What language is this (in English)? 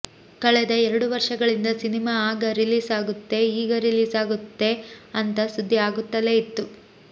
Kannada